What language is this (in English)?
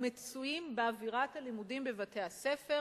Hebrew